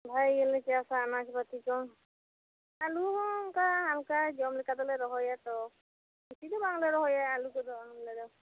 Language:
Santali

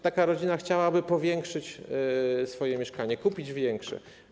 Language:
Polish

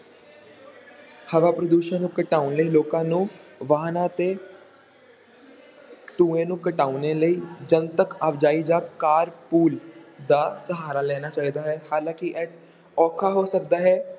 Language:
Punjabi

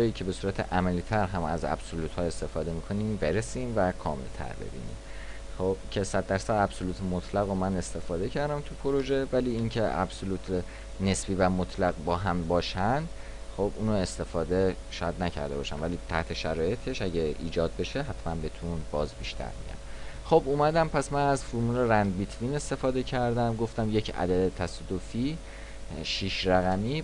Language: Persian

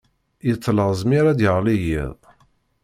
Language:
Kabyle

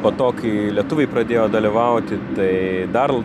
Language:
Lithuanian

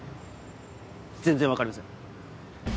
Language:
Japanese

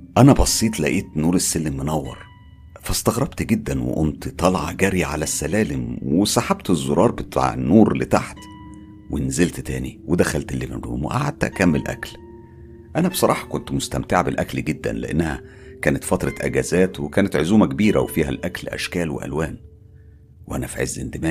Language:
Arabic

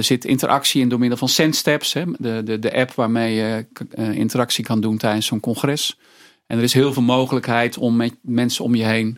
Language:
Dutch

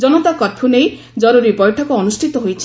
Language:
Odia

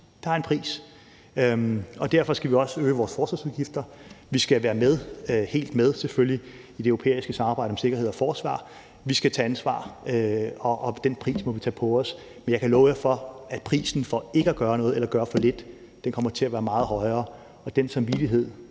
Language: Danish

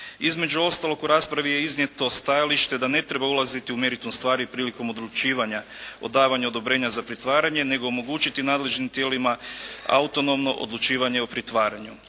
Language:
Croatian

